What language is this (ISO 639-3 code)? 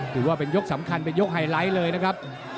tha